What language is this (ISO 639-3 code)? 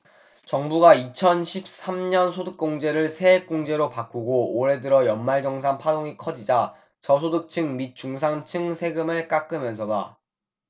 kor